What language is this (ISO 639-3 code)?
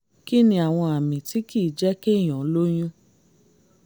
yor